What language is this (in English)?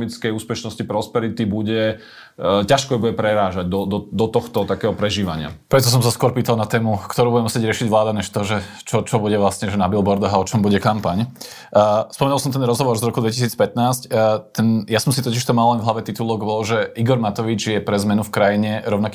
Slovak